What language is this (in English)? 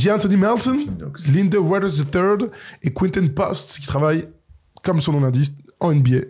French